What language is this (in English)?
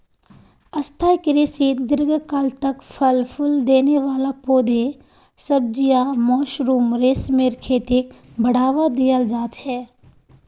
Magahi